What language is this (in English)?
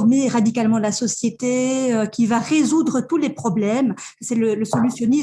French